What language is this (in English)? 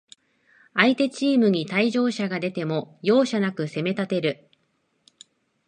Japanese